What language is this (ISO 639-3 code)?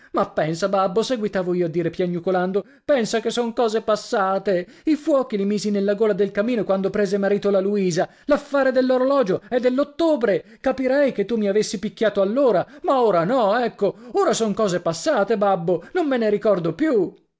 ita